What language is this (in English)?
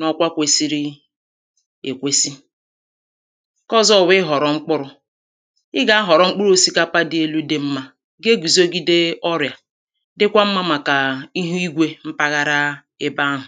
Igbo